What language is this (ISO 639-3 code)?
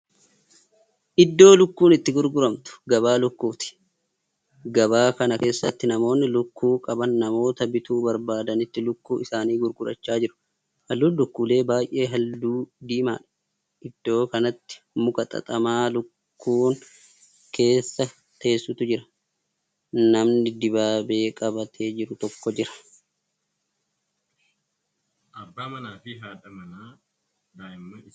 orm